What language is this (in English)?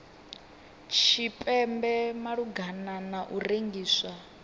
Venda